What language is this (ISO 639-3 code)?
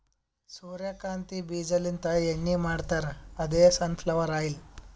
kan